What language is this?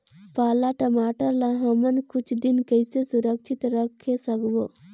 Chhattisgarhi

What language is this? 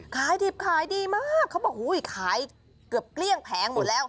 Thai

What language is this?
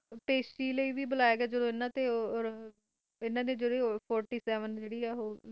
Punjabi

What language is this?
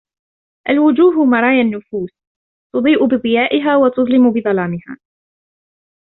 Arabic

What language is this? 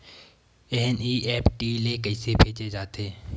Chhattisgarhi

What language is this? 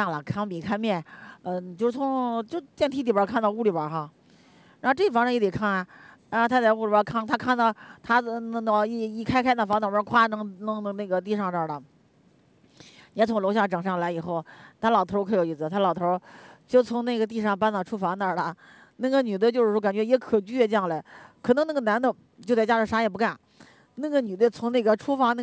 Chinese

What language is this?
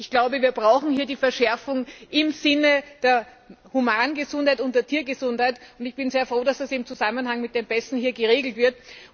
German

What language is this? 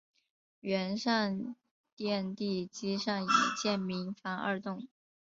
Chinese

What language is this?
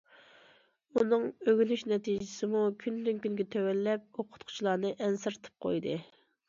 Uyghur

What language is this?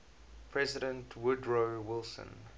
English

